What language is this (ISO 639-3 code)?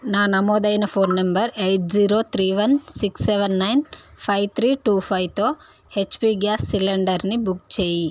tel